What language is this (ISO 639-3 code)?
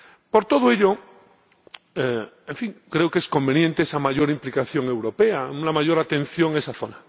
spa